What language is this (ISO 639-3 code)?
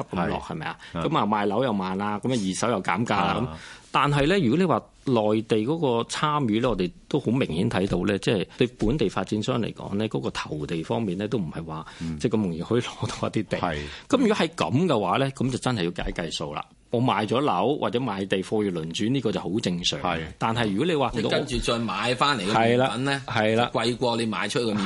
zho